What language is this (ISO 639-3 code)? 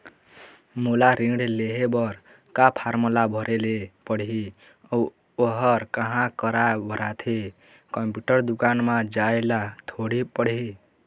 hne